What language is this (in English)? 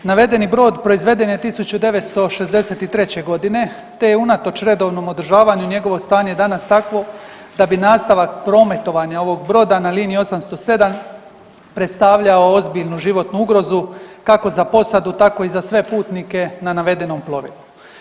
Croatian